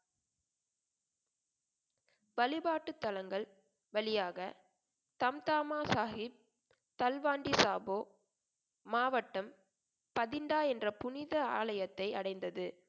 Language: Tamil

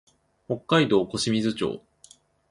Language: Japanese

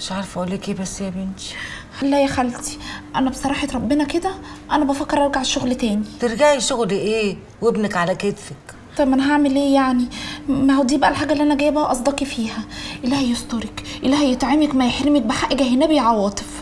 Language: Arabic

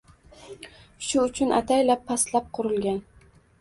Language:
Uzbek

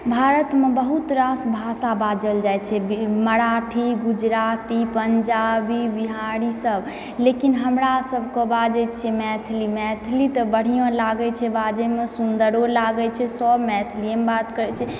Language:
Maithili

